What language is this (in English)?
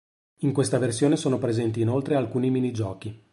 Italian